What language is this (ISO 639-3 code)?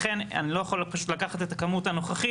heb